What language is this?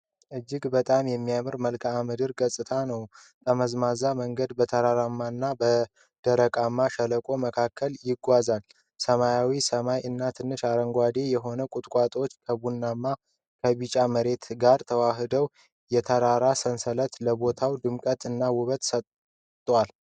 Amharic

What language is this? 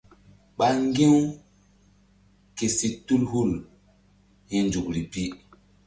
Mbum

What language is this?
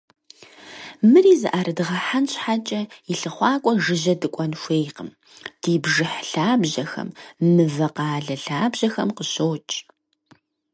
Kabardian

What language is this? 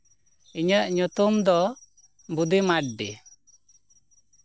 Santali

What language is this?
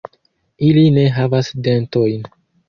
Esperanto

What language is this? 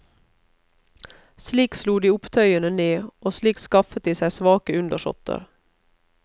Norwegian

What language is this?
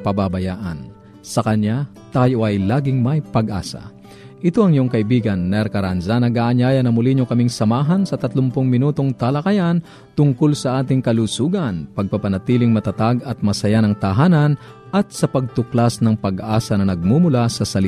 Filipino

